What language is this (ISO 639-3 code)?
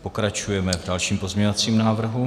ces